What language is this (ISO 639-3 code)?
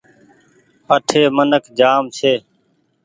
gig